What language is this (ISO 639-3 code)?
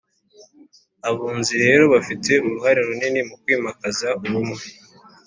kin